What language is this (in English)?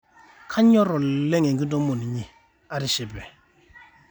Masai